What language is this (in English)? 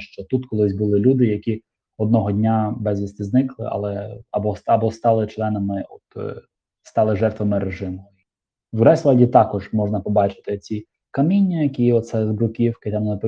Ukrainian